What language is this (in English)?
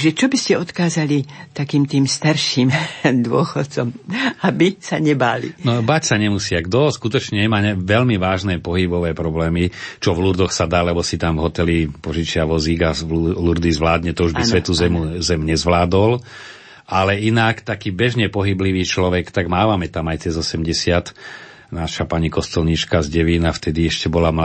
Slovak